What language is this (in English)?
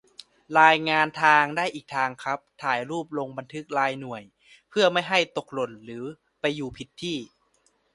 Thai